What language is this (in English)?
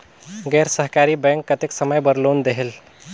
Chhattisgarhi